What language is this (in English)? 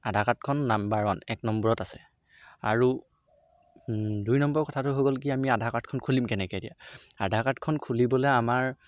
Assamese